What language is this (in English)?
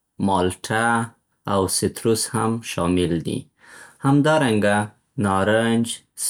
Central Pashto